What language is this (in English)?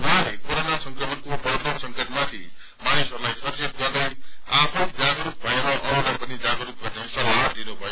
Nepali